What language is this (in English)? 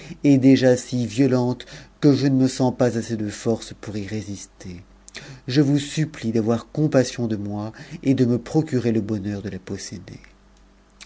French